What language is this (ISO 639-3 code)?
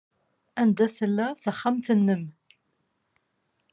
kab